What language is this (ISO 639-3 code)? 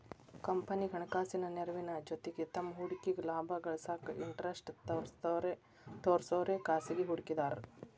kan